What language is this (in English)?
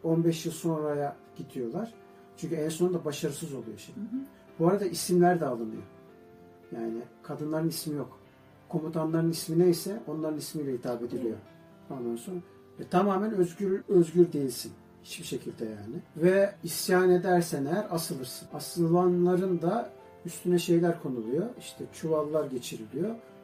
Turkish